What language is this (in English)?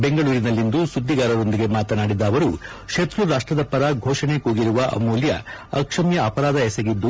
Kannada